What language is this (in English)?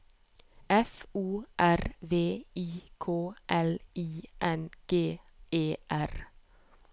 Norwegian